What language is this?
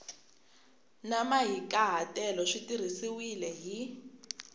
Tsonga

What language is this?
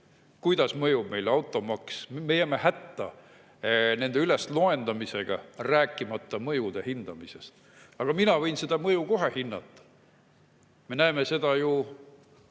Estonian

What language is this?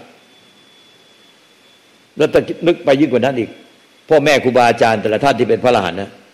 Thai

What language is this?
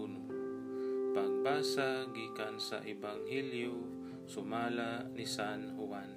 Filipino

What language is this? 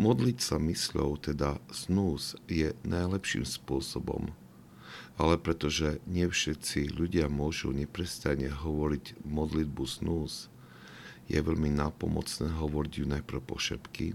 Slovak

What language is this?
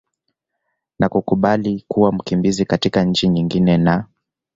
Swahili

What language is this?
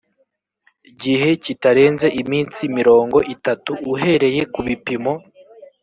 Kinyarwanda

